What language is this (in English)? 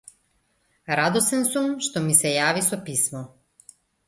Macedonian